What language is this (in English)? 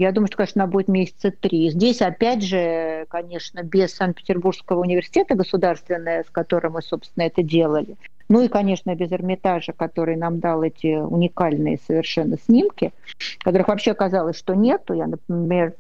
Russian